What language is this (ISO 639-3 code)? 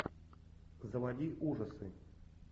rus